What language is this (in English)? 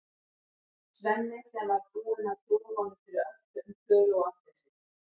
Icelandic